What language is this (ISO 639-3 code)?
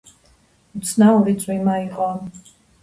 kat